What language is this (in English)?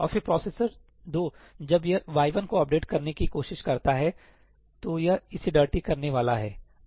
Hindi